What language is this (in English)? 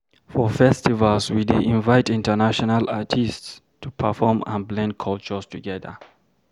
Nigerian Pidgin